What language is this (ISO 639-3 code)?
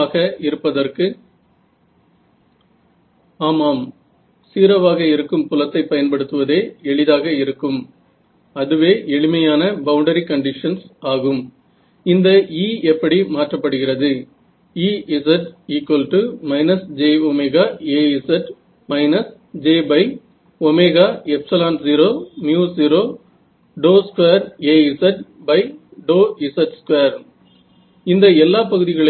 mar